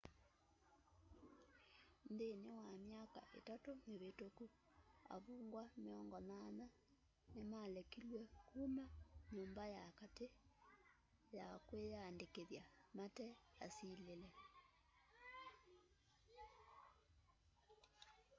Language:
Kamba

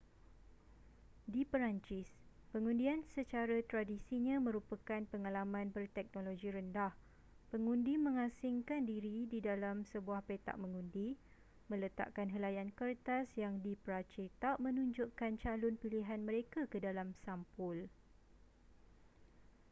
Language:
Malay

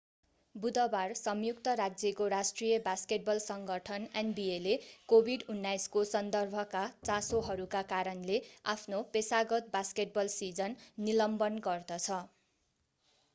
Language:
Nepali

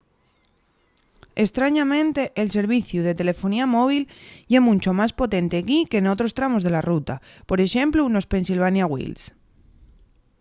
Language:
Asturian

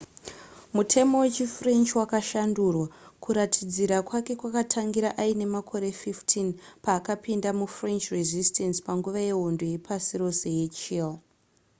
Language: Shona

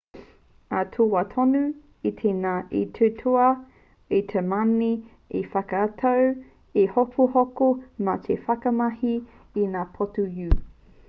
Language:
Māori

